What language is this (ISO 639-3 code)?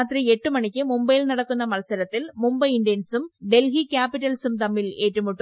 mal